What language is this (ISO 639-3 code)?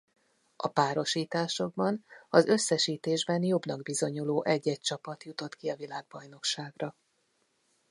hun